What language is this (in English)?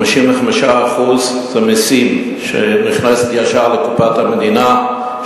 Hebrew